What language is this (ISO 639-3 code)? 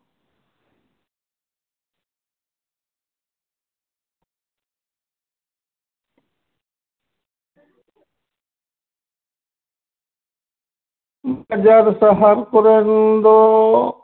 sat